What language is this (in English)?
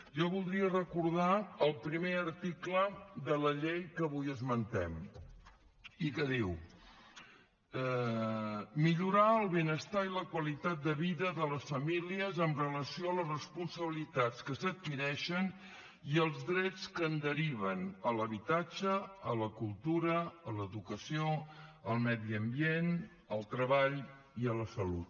Catalan